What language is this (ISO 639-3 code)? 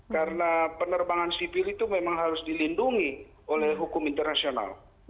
ind